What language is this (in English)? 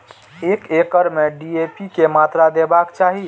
Maithili